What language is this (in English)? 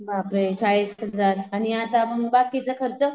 Marathi